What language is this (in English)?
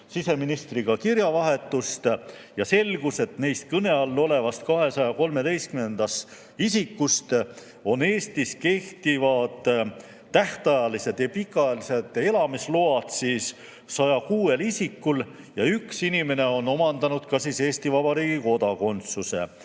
Estonian